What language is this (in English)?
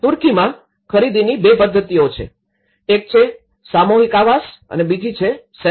Gujarati